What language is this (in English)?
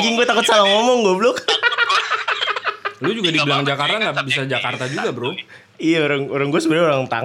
Indonesian